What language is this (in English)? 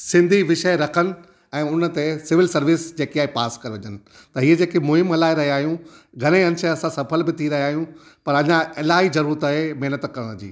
Sindhi